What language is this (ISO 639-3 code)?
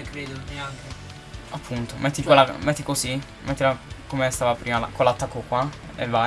ita